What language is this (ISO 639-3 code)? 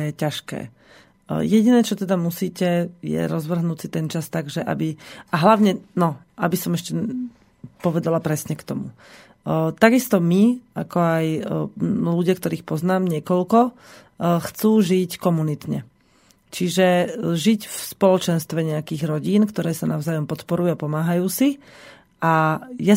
slk